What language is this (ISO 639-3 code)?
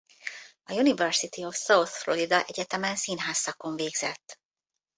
hun